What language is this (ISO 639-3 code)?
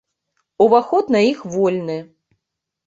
bel